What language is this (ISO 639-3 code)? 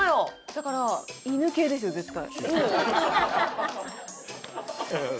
jpn